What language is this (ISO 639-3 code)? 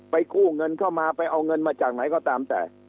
tha